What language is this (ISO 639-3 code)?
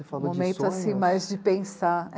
por